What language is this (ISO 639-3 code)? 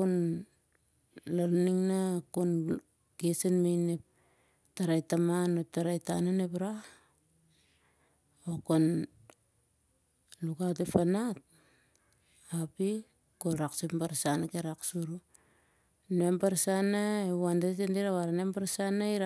sjr